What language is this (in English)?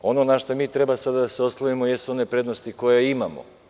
Serbian